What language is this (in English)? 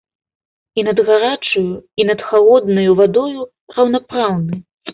Belarusian